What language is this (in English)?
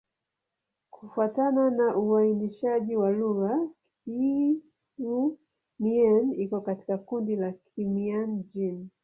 Swahili